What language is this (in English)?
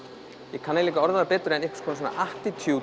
Icelandic